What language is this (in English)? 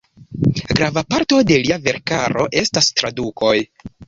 Esperanto